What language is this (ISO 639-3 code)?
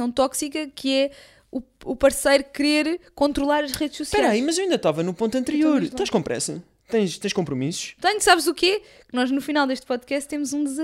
por